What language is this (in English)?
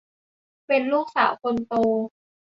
Thai